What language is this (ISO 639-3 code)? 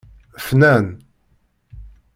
kab